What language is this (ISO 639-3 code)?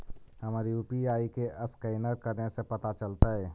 mag